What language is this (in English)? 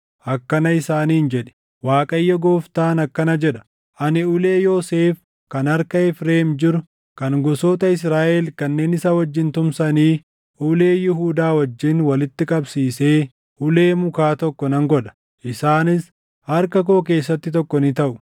Oromo